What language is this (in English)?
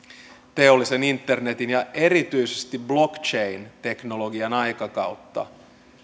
Finnish